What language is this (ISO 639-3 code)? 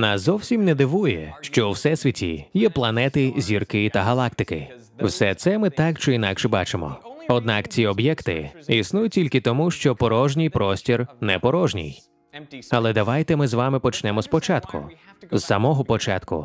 ukr